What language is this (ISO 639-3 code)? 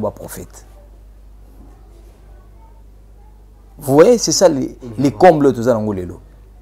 fra